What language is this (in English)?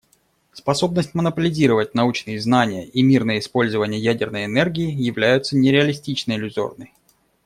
Russian